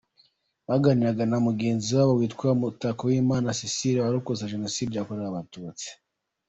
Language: Kinyarwanda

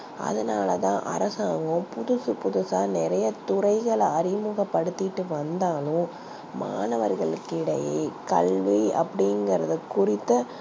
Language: Tamil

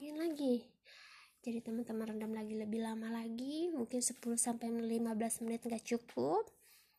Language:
Indonesian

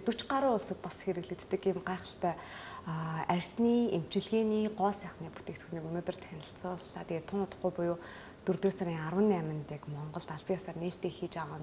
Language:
Korean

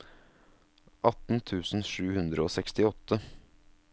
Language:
Norwegian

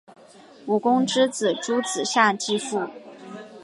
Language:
Chinese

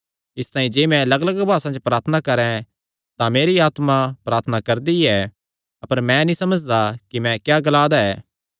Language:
Kangri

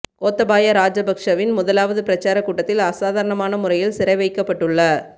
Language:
Tamil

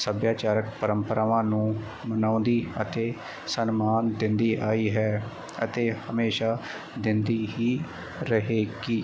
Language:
Punjabi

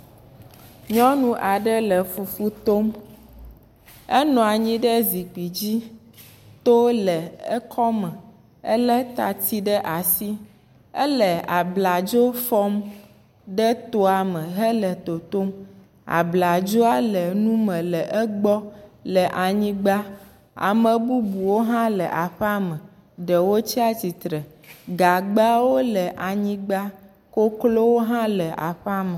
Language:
Ewe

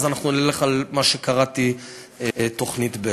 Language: Hebrew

